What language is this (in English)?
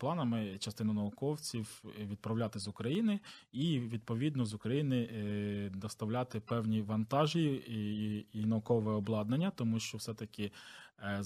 Ukrainian